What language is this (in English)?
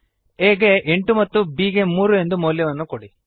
Kannada